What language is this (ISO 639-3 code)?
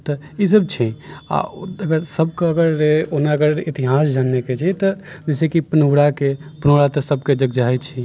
mai